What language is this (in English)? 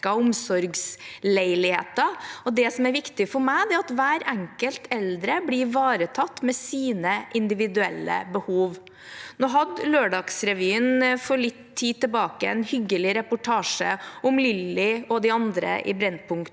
Norwegian